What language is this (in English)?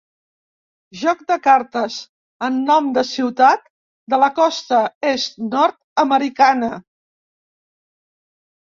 Catalan